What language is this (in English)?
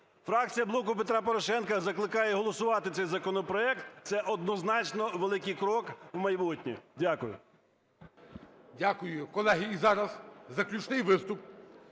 Ukrainian